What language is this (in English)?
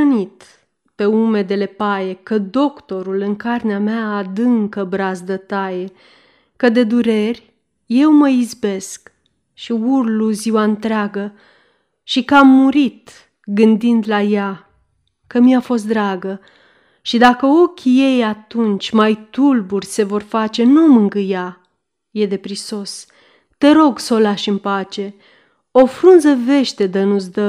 Romanian